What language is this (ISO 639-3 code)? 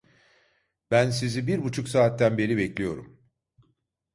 tur